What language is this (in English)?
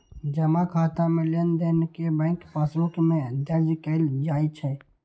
Maithili